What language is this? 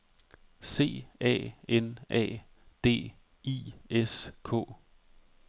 Danish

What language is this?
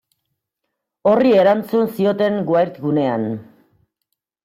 Basque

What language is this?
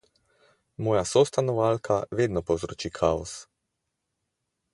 Slovenian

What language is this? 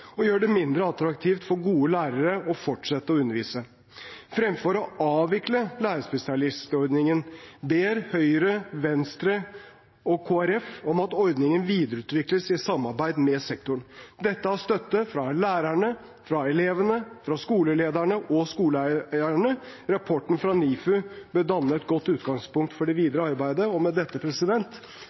Norwegian Bokmål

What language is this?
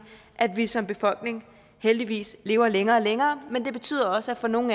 Danish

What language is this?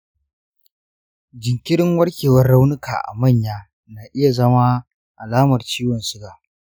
Hausa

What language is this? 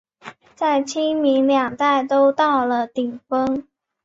Chinese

